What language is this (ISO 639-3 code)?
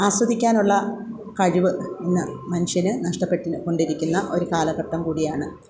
mal